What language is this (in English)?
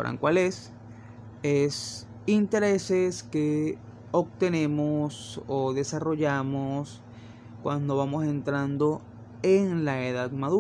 Spanish